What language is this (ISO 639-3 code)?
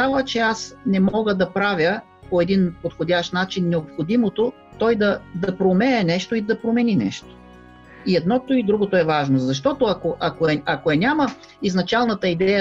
bul